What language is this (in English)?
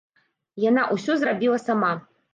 Belarusian